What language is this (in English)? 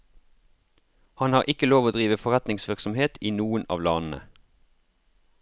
Norwegian